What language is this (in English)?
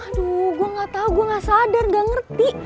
Indonesian